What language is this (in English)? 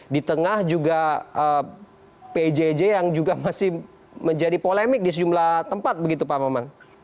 Indonesian